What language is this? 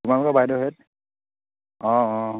Assamese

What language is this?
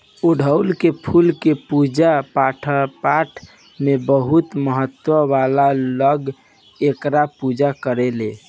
Bhojpuri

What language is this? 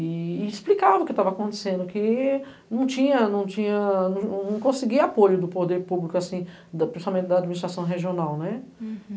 Portuguese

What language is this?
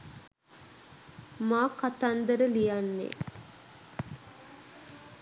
Sinhala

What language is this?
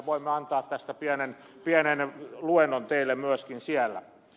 Finnish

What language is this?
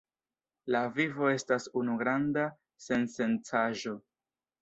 Esperanto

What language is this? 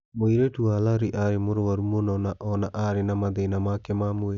Kikuyu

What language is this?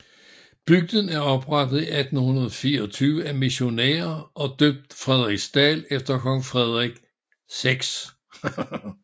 Danish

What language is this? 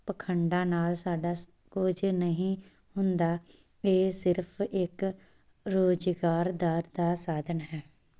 Punjabi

